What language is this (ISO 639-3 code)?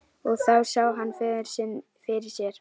isl